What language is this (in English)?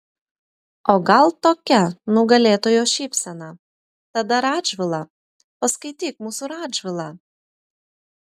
Lithuanian